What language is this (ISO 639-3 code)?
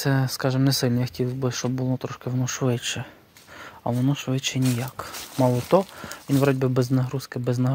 ukr